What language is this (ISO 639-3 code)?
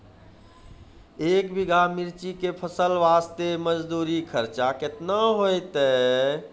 mai